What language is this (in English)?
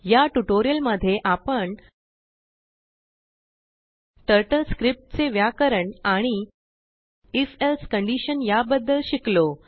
Marathi